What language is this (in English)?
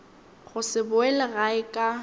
Northern Sotho